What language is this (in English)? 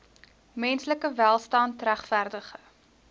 Afrikaans